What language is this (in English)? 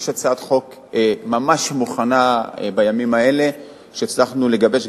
Hebrew